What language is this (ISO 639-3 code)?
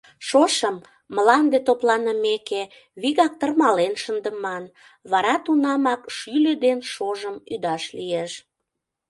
chm